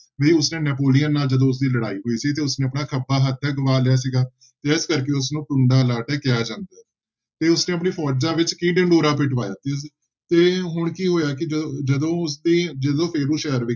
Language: Punjabi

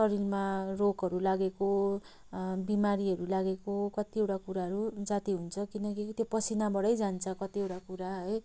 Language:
Nepali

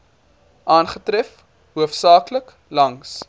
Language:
Afrikaans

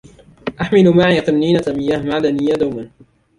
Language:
Arabic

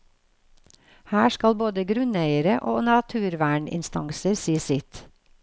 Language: Norwegian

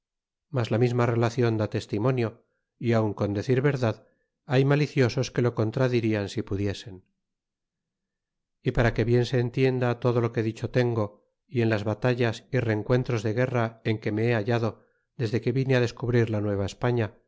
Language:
Spanish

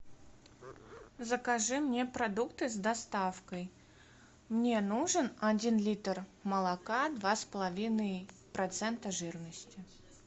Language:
Russian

